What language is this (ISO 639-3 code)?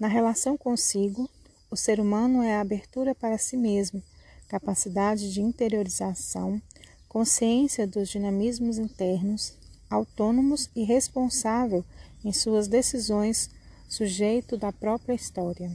por